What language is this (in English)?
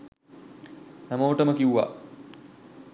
Sinhala